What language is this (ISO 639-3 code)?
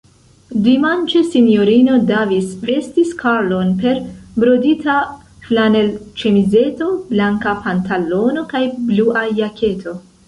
epo